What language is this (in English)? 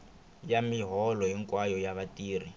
Tsonga